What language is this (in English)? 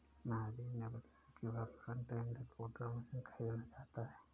Hindi